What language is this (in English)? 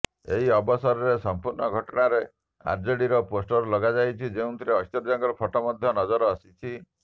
Odia